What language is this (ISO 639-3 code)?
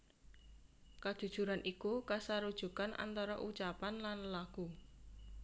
jav